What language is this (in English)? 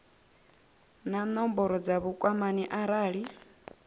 Venda